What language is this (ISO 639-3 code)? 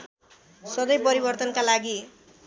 nep